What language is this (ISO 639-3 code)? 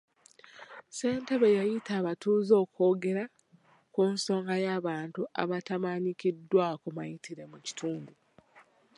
lug